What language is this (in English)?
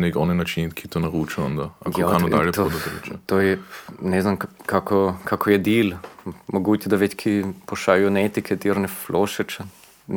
Croatian